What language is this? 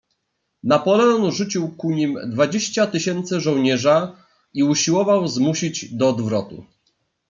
Polish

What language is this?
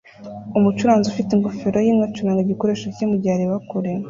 Kinyarwanda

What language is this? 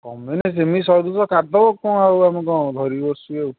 Odia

